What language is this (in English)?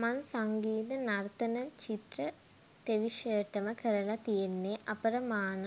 Sinhala